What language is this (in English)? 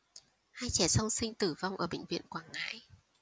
Vietnamese